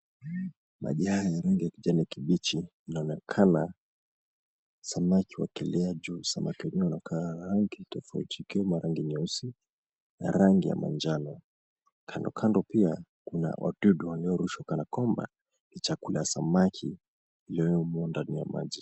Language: Swahili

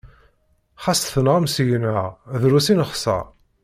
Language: Kabyle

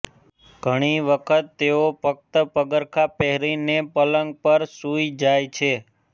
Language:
Gujarati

